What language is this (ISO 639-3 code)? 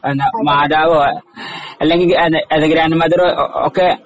mal